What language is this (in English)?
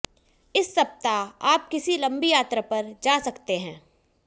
Hindi